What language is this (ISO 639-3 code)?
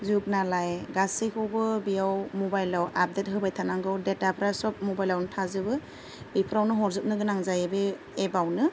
brx